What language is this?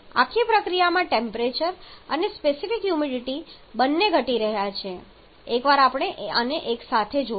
Gujarati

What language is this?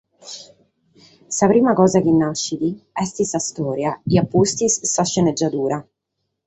Sardinian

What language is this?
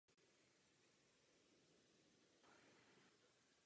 Czech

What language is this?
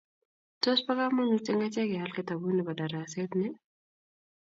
Kalenjin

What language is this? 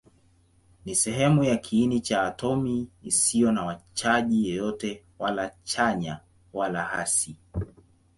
Swahili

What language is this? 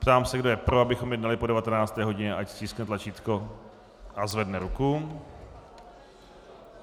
Czech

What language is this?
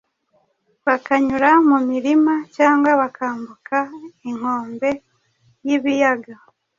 Kinyarwanda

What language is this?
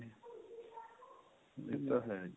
Punjabi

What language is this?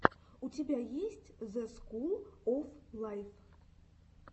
Russian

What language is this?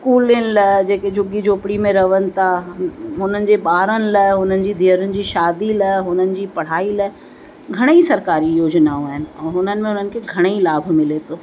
Sindhi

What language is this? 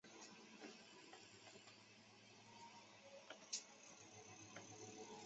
Chinese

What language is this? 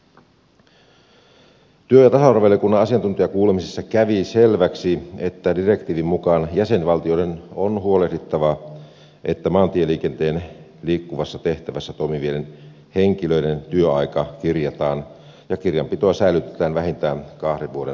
Finnish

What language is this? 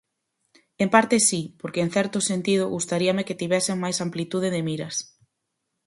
Galician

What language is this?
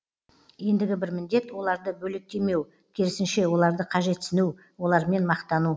Kazakh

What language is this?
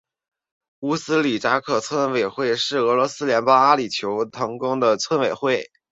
Chinese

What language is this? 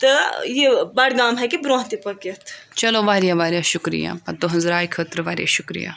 Kashmiri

